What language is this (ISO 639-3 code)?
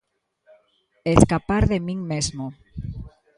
glg